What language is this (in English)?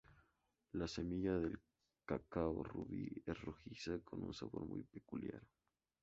Spanish